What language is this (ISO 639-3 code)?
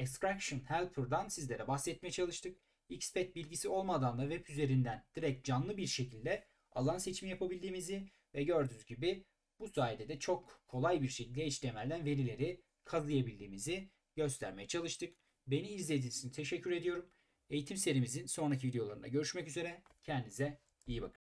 tur